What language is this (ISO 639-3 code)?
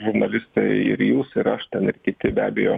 lit